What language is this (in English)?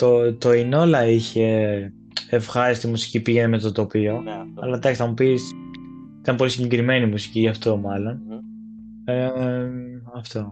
Greek